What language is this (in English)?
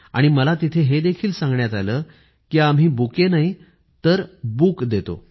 Marathi